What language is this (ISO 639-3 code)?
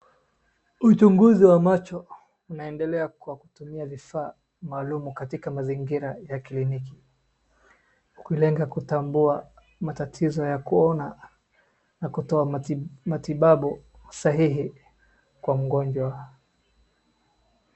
swa